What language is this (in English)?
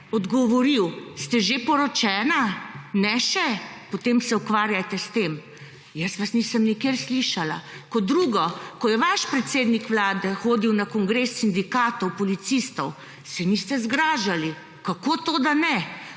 Slovenian